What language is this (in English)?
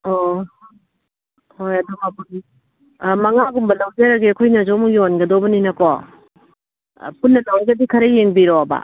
Manipuri